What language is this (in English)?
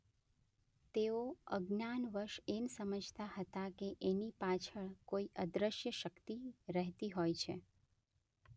Gujarati